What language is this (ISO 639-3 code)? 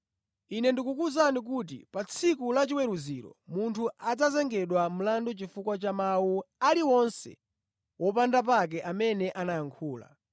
nya